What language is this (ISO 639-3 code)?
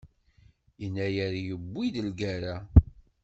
kab